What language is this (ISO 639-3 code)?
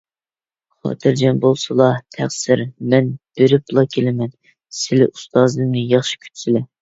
uig